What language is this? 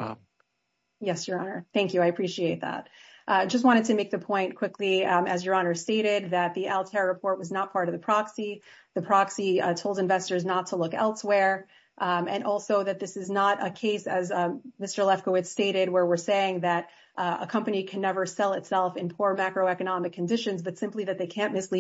English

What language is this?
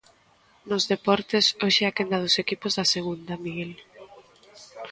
Galician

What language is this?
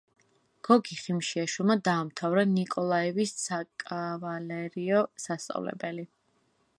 Georgian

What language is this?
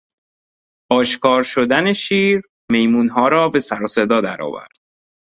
Persian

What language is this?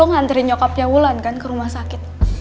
Indonesian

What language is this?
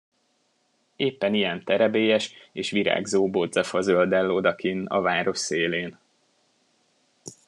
Hungarian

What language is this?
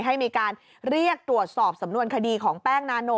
Thai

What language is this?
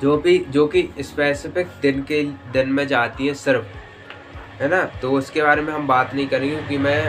Hindi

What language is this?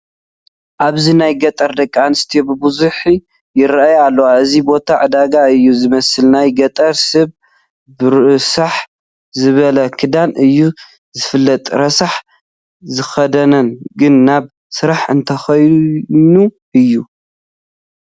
Tigrinya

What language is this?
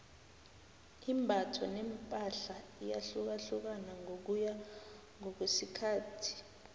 South Ndebele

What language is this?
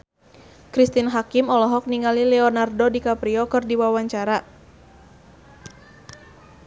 Sundanese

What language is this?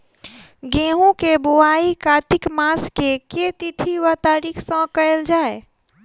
Maithili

